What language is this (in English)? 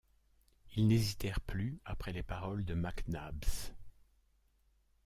French